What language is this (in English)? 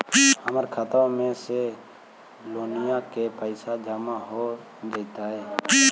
Magahi